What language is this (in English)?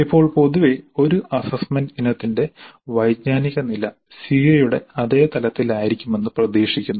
Malayalam